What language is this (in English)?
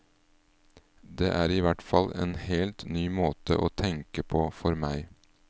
Norwegian